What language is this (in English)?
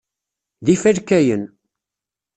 Kabyle